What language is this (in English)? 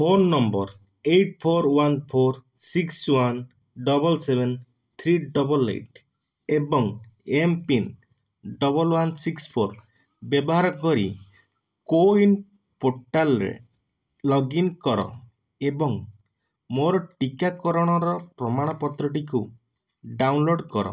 Odia